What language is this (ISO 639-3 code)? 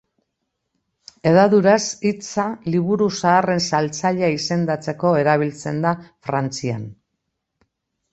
eus